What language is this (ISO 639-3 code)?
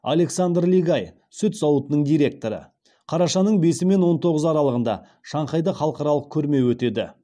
kaz